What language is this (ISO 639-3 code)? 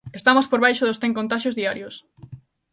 glg